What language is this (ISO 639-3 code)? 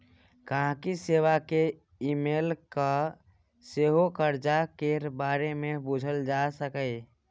mai